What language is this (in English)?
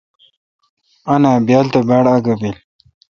Kalkoti